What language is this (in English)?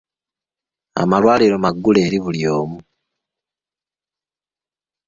Ganda